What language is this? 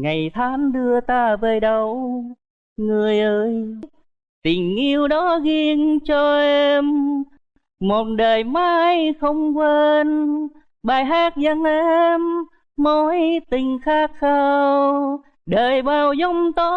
Vietnamese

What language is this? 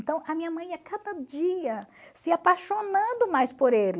Portuguese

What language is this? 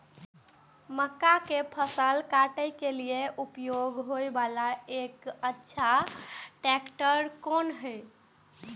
Maithili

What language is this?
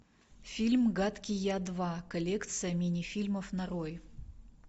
Russian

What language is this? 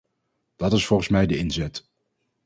Dutch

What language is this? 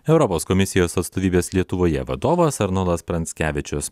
Lithuanian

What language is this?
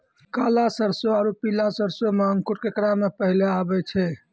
Maithili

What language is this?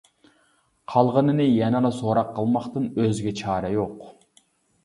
Uyghur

